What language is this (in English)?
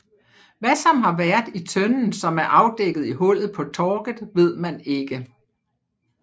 Danish